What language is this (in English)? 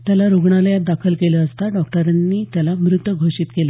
Marathi